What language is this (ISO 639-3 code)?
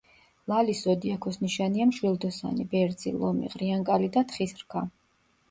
kat